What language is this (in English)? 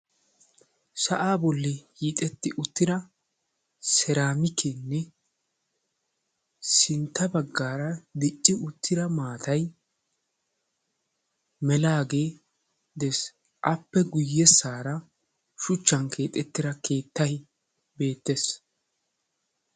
Wolaytta